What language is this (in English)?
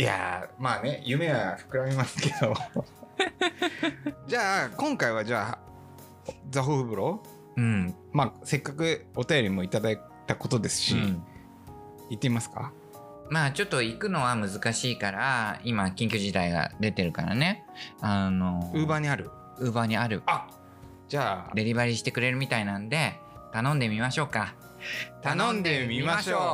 Japanese